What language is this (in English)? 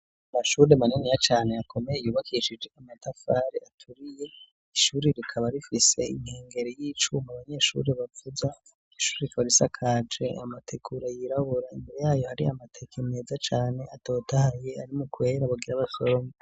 Rundi